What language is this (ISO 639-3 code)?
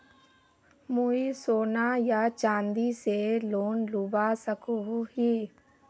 mag